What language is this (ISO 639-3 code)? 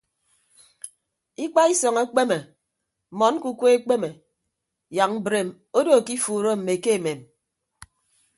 ibb